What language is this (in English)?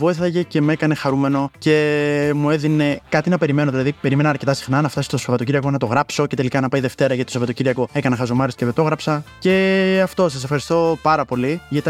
Greek